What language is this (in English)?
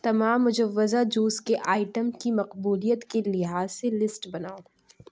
Urdu